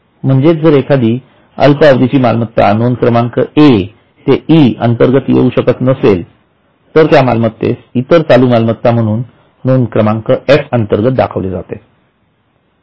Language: Marathi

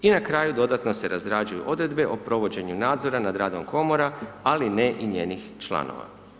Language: Croatian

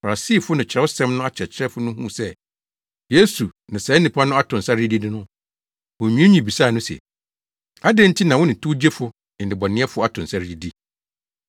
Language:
Akan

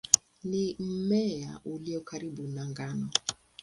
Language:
Swahili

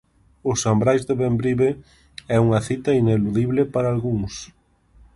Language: Galician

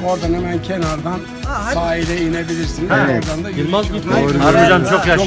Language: Turkish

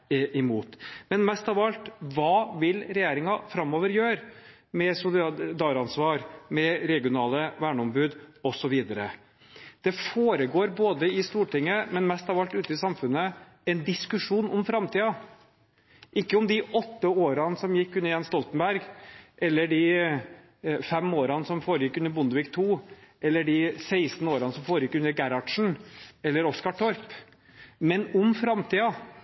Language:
Norwegian Bokmål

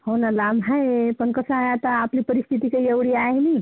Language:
Marathi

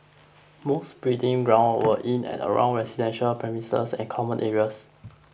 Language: English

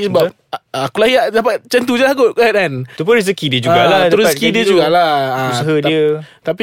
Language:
Malay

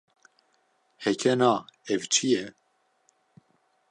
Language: Kurdish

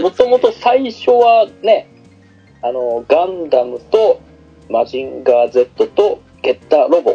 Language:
Japanese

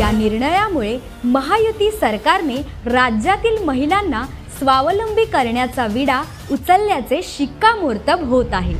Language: Hindi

